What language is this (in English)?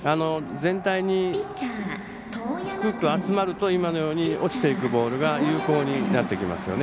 Japanese